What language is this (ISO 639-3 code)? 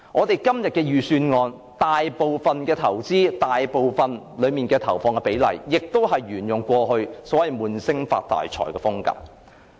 yue